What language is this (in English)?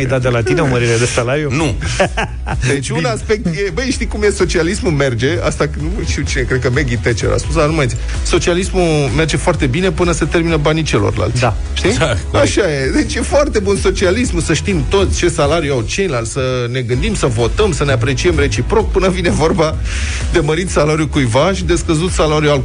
Romanian